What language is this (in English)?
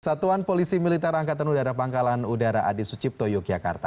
Indonesian